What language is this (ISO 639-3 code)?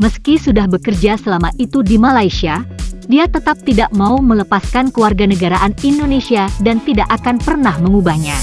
ind